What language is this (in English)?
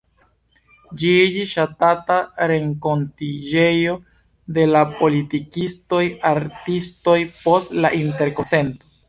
Esperanto